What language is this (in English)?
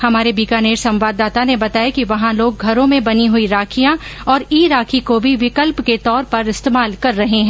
Hindi